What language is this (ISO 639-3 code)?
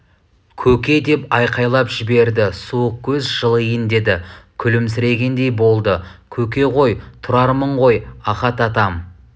kaz